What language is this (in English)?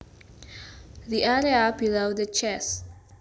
Javanese